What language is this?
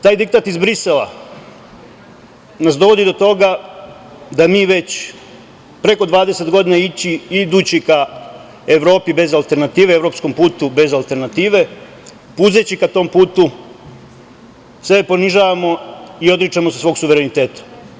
Serbian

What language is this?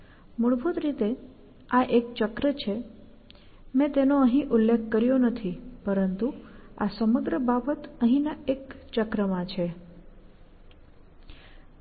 Gujarati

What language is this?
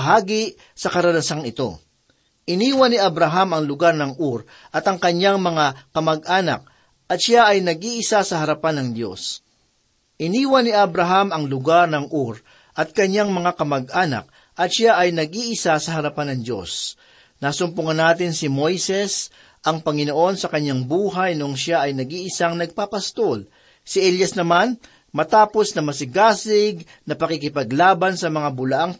Filipino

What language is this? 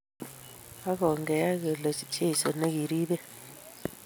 Kalenjin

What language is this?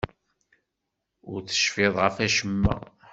Kabyle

